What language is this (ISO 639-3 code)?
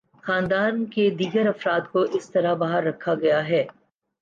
urd